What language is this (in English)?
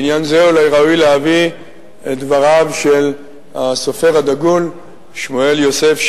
Hebrew